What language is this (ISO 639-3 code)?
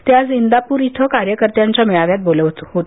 mar